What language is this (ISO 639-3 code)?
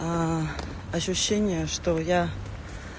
rus